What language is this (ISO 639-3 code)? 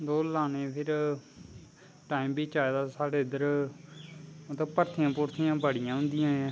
doi